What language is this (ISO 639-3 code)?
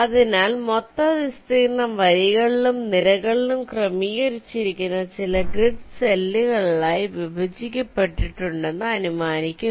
mal